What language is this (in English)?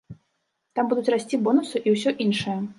Belarusian